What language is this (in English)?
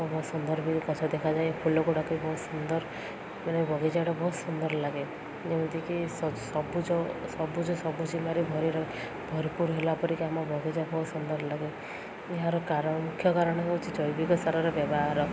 Odia